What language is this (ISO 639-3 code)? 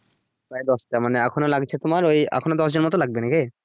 ben